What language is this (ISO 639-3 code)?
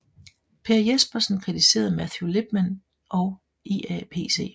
dan